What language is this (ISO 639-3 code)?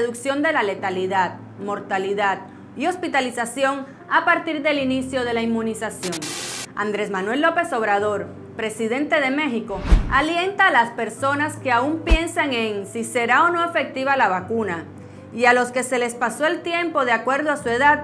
spa